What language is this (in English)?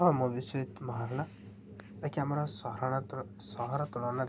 Odia